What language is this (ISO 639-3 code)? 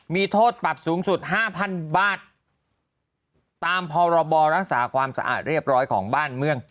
tha